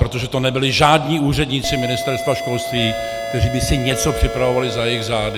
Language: Czech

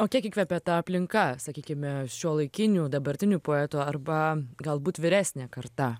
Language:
Lithuanian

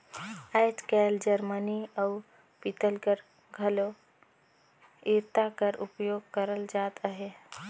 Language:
Chhattisgarhi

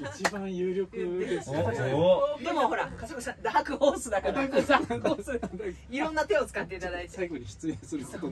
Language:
Japanese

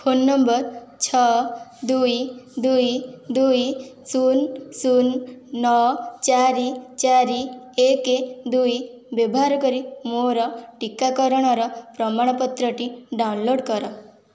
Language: Odia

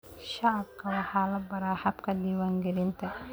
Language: Somali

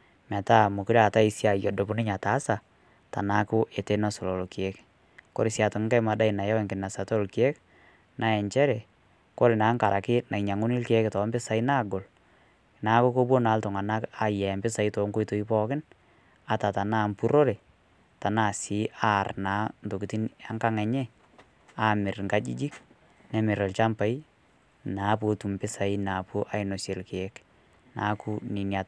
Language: Masai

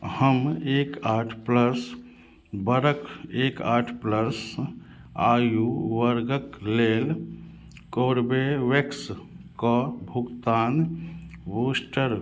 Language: Maithili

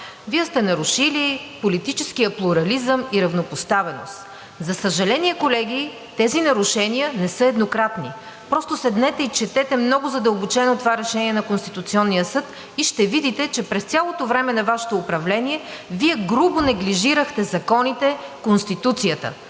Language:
Bulgarian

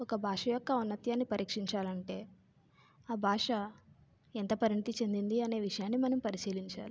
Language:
Telugu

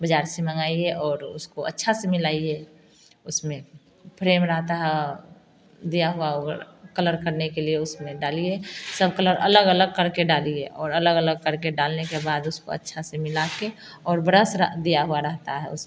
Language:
Hindi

